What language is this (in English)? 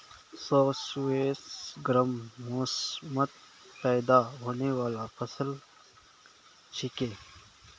Magahi